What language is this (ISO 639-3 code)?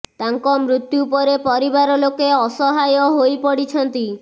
ori